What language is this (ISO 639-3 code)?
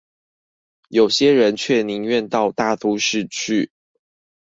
zho